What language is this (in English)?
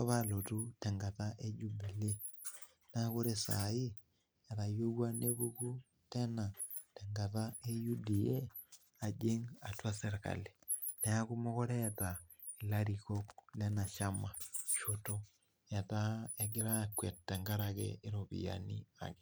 Masai